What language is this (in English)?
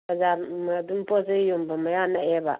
Manipuri